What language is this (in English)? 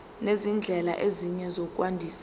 Zulu